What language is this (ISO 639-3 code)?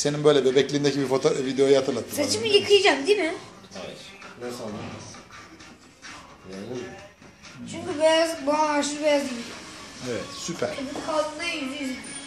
tur